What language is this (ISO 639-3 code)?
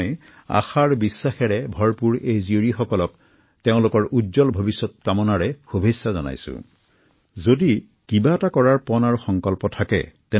asm